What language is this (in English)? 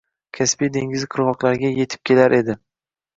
Uzbek